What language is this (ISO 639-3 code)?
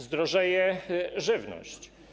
pol